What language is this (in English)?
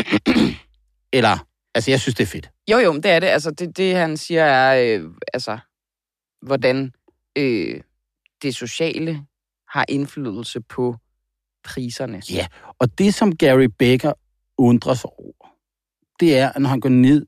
Danish